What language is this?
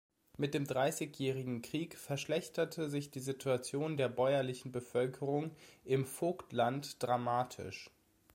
German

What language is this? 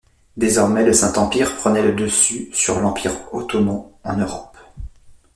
French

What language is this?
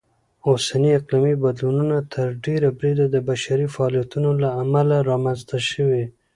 Pashto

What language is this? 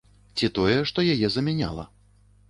Belarusian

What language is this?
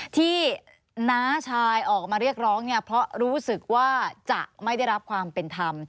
Thai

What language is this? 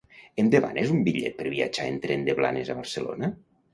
Catalan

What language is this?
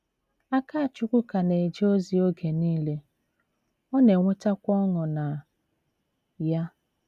Igbo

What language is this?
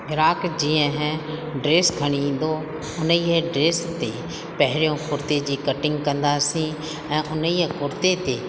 Sindhi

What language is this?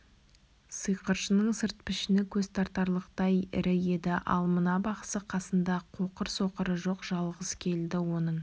Kazakh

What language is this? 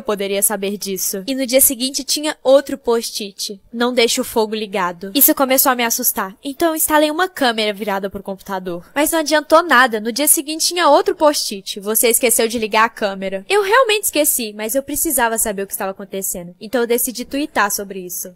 Portuguese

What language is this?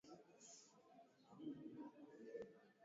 Swahili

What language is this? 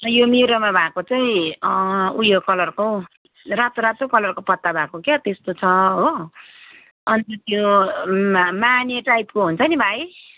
Nepali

